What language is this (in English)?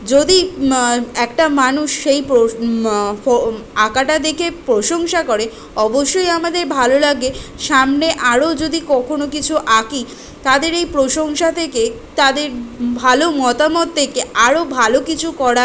Bangla